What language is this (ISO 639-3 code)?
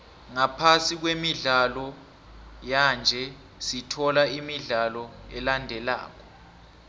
nbl